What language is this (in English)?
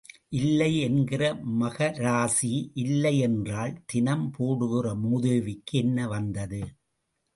Tamil